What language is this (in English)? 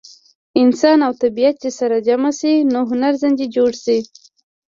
Pashto